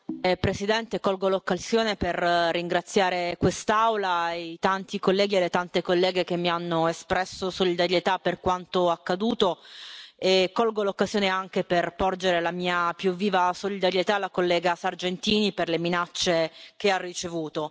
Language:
Italian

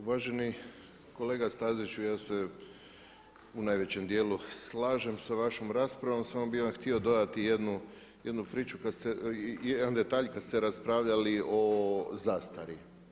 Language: Croatian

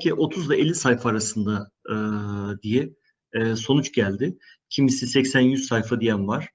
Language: Turkish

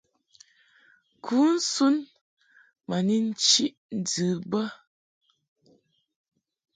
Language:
Mungaka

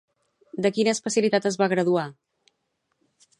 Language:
Catalan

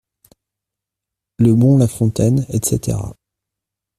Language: French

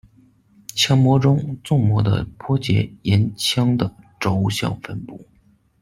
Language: Chinese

